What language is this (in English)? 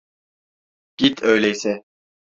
Turkish